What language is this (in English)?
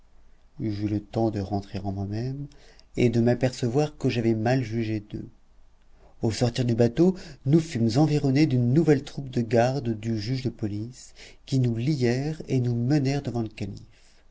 French